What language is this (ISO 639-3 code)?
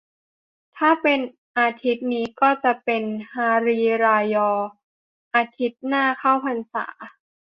tha